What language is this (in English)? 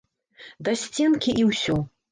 Belarusian